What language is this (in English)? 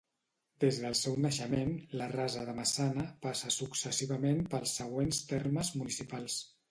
Catalan